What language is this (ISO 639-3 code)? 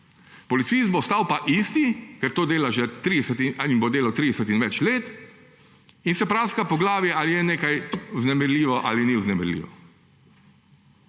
slv